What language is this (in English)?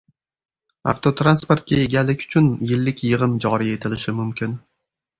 Uzbek